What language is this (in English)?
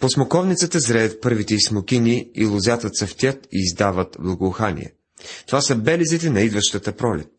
Bulgarian